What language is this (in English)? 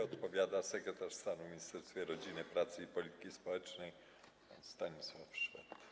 Polish